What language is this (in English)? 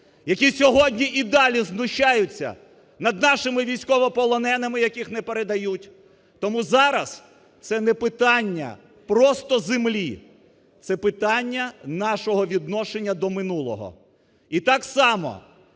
Ukrainian